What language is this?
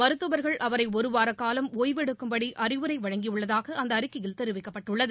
Tamil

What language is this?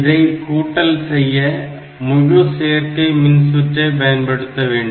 Tamil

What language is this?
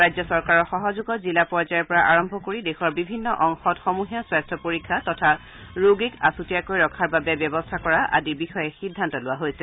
Assamese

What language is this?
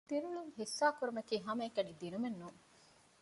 Divehi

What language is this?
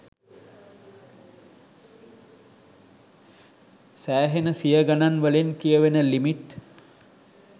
Sinhala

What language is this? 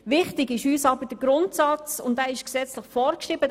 Swiss German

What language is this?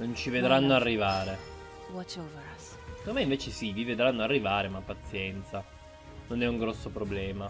Italian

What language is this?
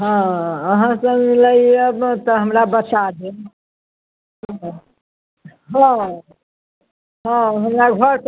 Maithili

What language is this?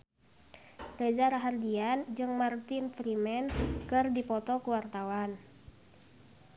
Sundanese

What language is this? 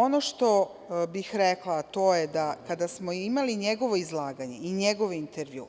Serbian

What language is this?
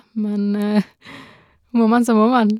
Norwegian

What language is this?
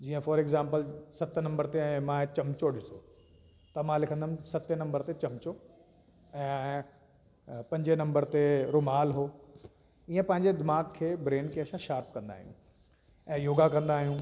Sindhi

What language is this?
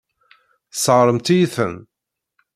Kabyle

